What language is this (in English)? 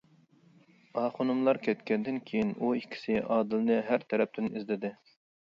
Uyghur